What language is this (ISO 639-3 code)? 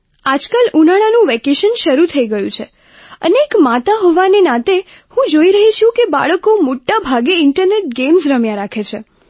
guj